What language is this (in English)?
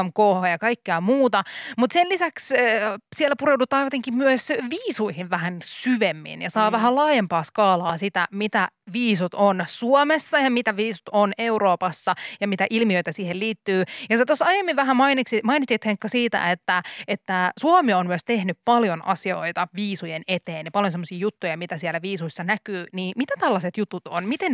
Finnish